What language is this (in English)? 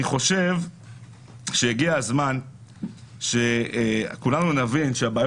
Hebrew